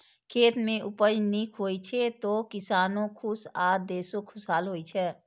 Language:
Maithili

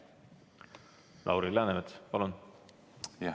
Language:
Estonian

